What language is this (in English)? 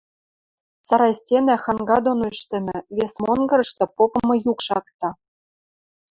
Western Mari